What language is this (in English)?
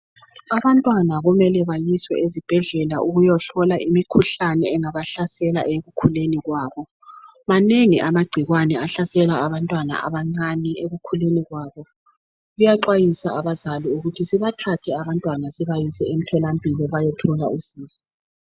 North Ndebele